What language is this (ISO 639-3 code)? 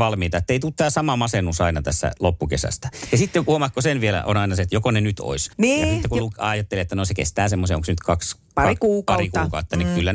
fin